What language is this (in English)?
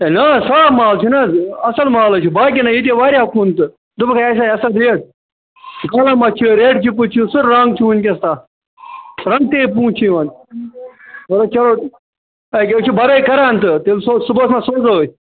Kashmiri